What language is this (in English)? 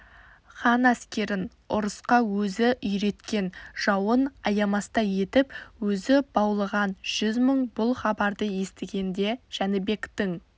Kazakh